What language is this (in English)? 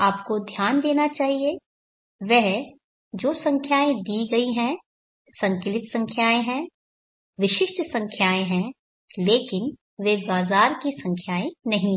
Hindi